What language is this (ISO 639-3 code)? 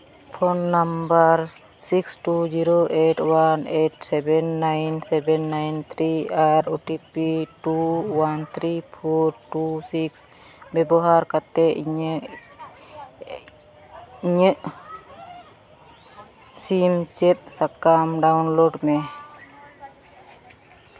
sat